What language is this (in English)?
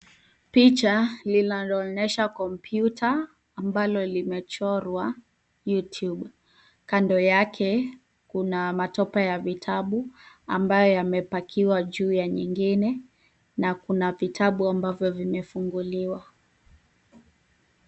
Swahili